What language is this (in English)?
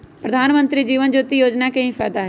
Magahi